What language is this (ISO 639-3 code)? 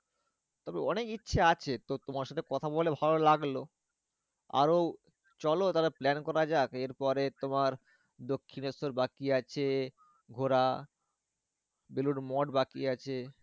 ben